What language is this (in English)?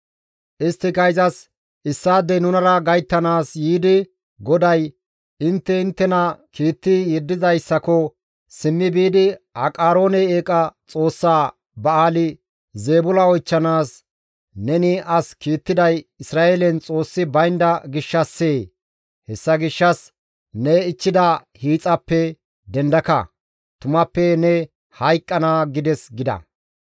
Gamo